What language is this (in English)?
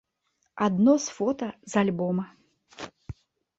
Belarusian